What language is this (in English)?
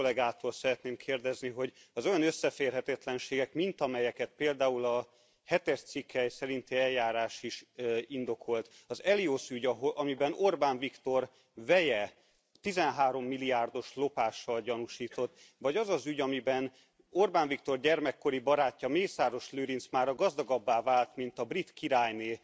Hungarian